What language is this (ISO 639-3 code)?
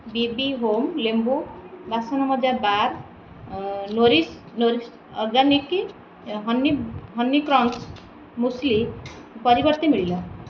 ori